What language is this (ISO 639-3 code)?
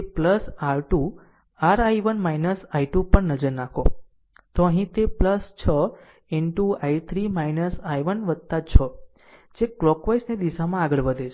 guj